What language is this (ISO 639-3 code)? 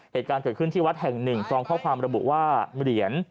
tha